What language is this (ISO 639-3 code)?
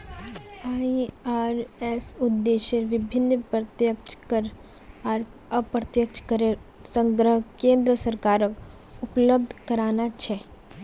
mag